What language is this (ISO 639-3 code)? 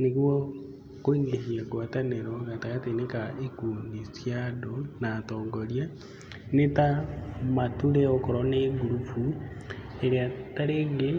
kik